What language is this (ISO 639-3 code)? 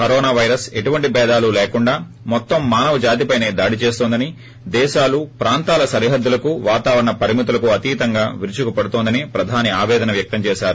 tel